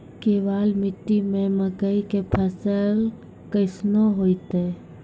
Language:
Maithili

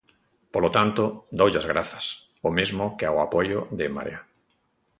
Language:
Galician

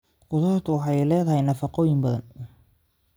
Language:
Somali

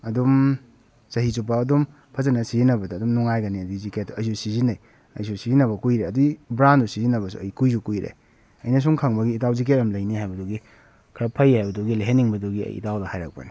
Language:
Manipuri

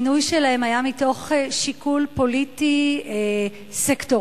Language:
Hebrew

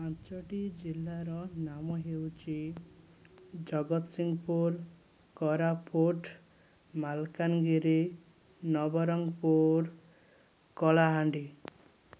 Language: Odia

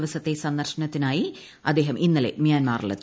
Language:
Malayalam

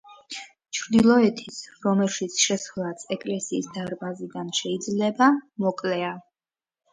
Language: Georgian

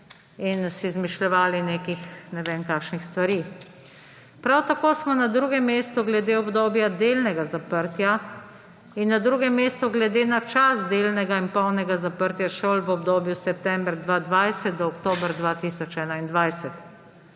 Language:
Slovenian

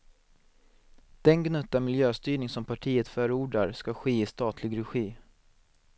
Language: Swedish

